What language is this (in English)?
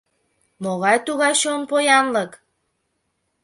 Mari